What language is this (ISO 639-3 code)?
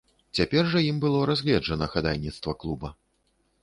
bel